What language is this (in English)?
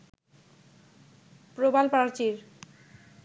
Bangla